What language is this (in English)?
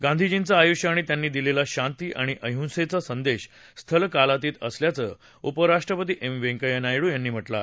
Marathi